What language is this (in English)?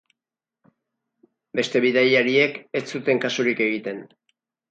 Basque